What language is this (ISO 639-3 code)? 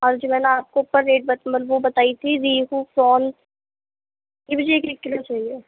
urd